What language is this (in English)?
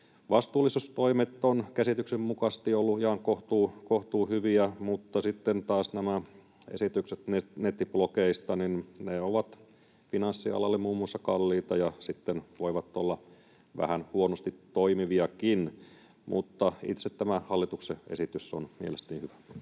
Finnish